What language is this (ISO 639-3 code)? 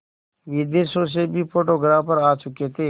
hin